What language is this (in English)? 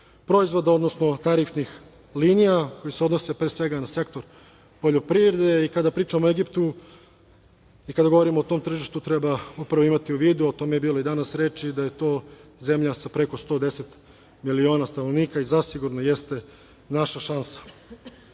Serbian